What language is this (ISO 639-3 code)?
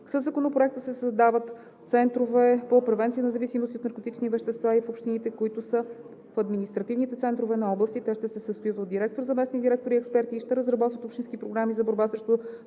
bul